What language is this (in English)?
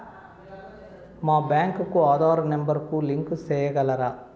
Telugu